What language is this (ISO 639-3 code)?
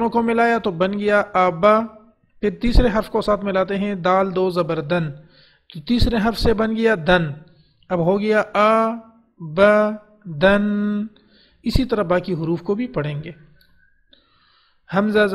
ara